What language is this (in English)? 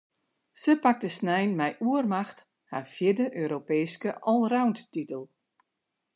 Western Frisian